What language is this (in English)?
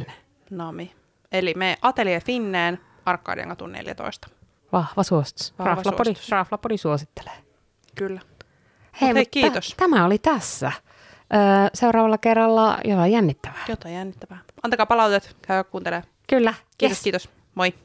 Finnish